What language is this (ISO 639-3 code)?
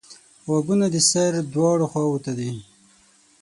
pus